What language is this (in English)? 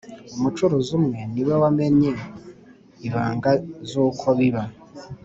Kinyarwanda